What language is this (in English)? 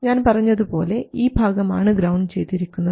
Malayalam